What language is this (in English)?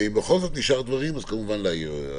Hebrew